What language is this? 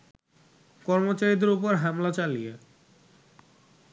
Bangla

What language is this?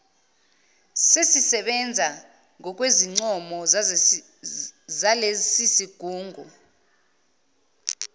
Zulu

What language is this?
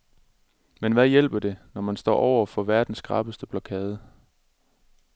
Danish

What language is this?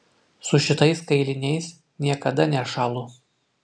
Lithuanian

